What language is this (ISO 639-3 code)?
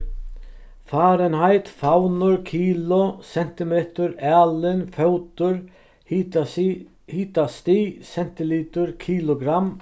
fao